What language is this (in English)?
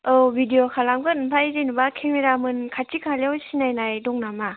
Bodo